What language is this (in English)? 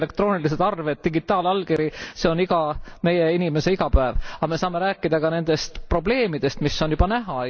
Estonian